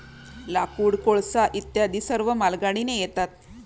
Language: Marathi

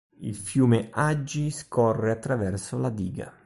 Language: Italian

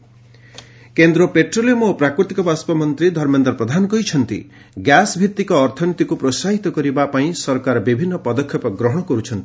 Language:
Odia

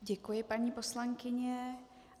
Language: Czech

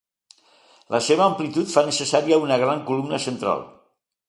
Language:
Catalan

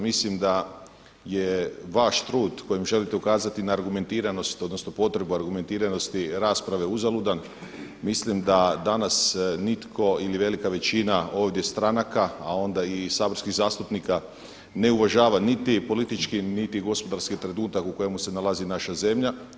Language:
Croatian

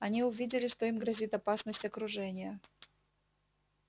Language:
Russian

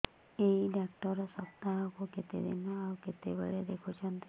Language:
Odia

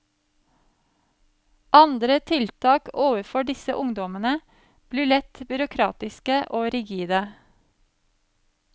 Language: Norwegian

